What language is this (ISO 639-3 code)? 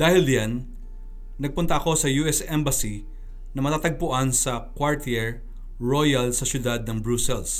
fil